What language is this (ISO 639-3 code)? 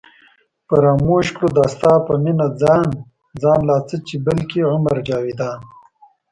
pus